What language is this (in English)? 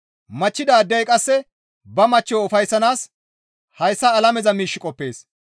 Gamo